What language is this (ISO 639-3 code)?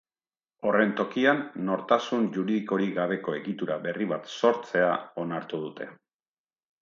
eus